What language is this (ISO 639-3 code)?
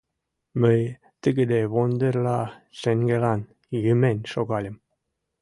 chm